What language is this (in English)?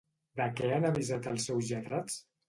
Catalan